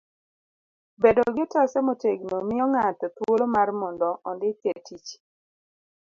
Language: Luo (Kenya and Tanzania)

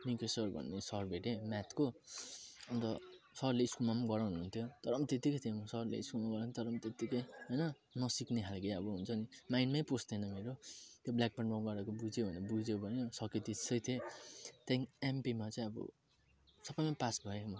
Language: Nepali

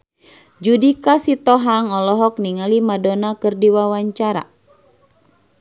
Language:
Sundanese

